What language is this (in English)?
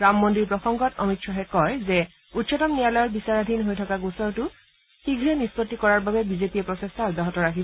Assamese